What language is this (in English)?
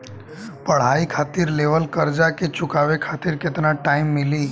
Bhojpuri